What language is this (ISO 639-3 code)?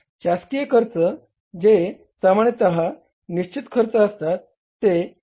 mar